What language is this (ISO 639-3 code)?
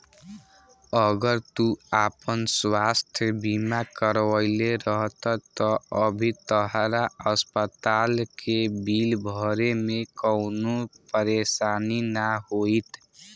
bho